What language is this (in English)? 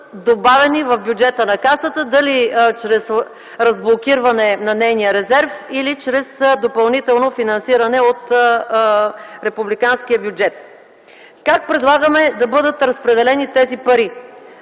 Bulgarian